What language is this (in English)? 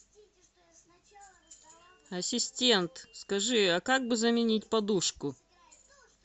Russian